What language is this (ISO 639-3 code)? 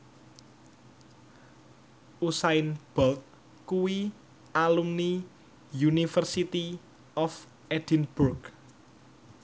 jav